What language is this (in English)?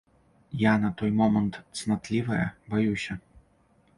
Belarusian